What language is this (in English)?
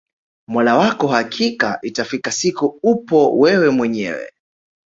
Swahili